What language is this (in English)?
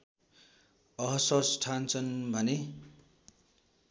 Nepali